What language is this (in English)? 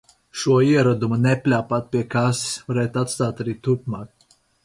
Latvian